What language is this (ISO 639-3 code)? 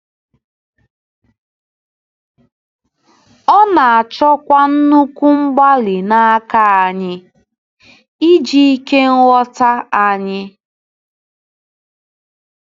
ibo